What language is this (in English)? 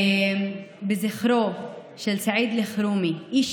Hebrew